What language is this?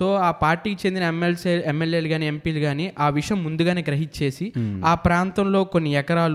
Telugu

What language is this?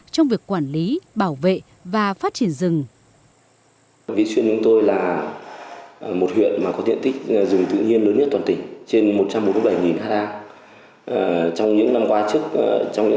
Vietnamese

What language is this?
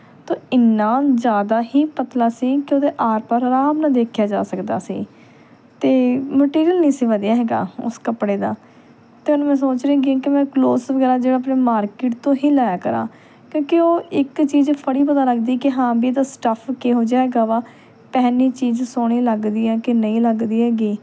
Punjabi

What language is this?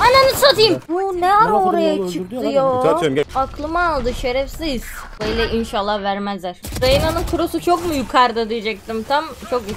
Turkish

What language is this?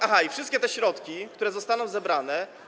Polish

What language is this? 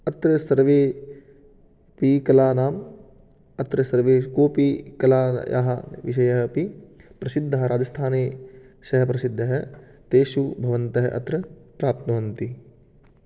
Sanskrit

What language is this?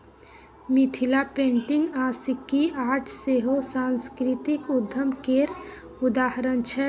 Maithili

